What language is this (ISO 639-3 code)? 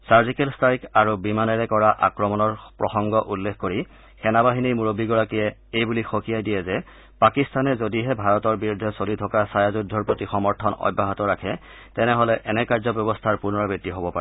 asm